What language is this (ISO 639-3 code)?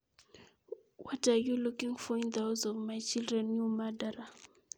kln